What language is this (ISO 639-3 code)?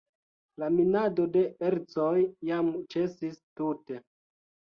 epo